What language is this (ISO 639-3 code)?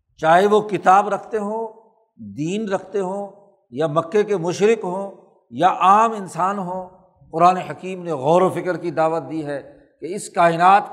urd